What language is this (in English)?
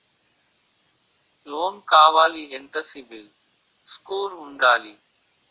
Telugu